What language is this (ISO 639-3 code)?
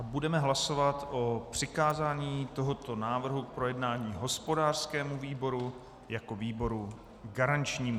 ces